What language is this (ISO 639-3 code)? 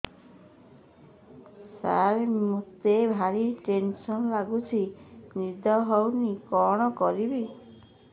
ori